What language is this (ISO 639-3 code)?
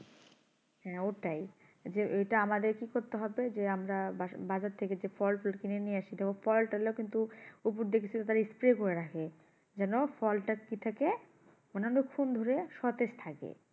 ben